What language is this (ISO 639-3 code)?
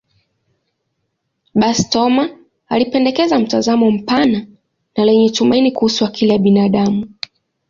swa